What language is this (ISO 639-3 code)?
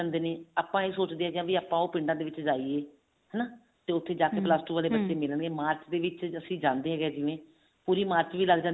pan